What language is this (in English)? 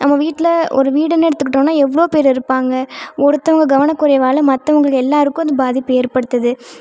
Tamil